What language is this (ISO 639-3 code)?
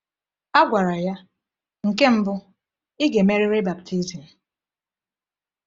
ibo